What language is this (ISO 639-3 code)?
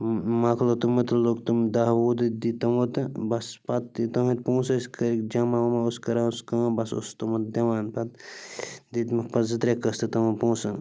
kas